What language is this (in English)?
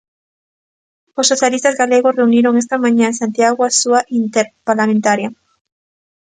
Galician